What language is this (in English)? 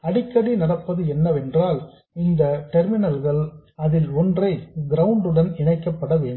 Tamil